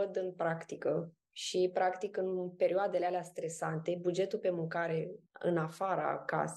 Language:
Romanian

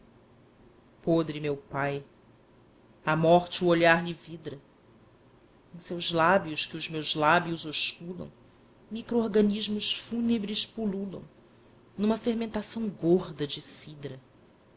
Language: Portuguese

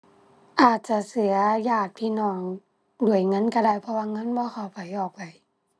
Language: Thai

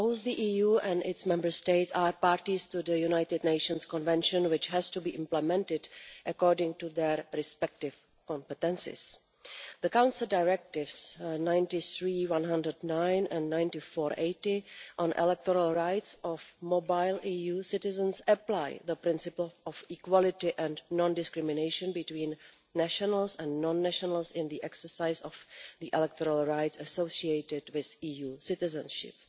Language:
English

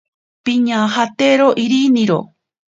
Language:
Ashéninka Perené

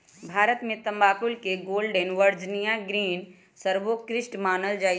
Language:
Magahi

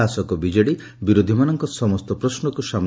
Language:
Odia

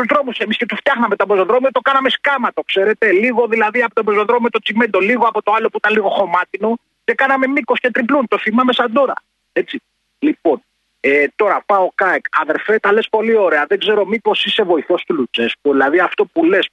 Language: Greek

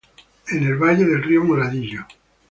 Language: Spanish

